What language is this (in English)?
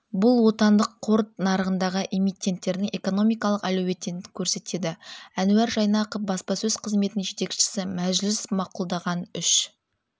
Kazakh